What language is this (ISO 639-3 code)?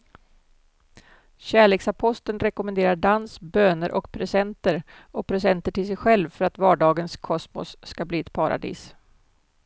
swe